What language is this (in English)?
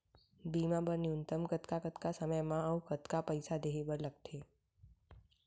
Chhattisgarhi